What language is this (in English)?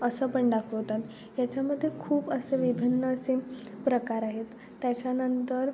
Marathi